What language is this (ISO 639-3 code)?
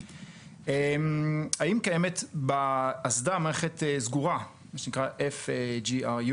heb